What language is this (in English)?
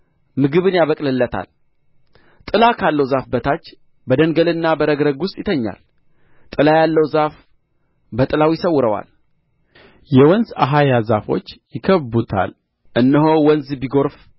Amharic